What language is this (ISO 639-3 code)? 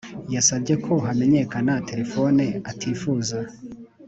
kin